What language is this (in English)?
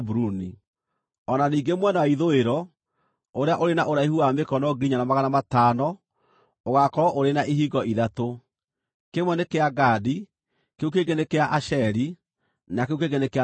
Kikuyu